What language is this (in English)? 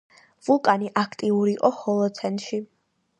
Georgian